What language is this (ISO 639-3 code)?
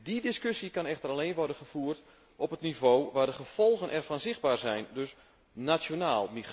nld